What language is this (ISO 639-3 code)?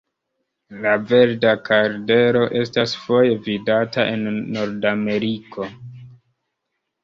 epo